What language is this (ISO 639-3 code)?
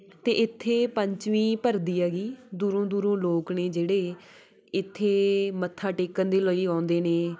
pan